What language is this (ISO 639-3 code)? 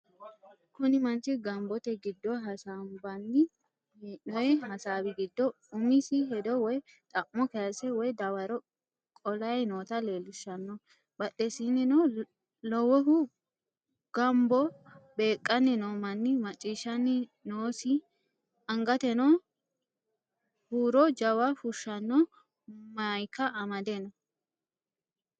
sid